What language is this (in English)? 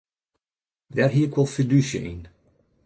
Western Frisian